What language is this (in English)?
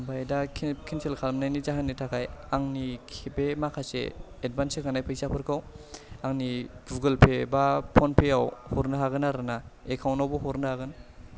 Bodo